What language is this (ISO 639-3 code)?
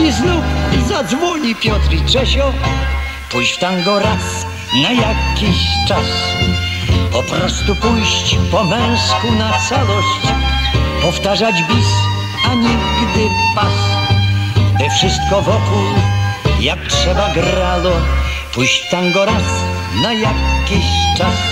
pol